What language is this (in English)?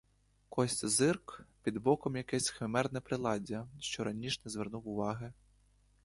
Ukrainian